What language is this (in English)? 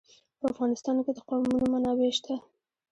Pashto